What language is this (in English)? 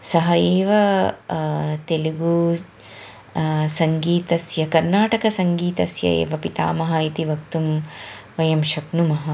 Sanskrit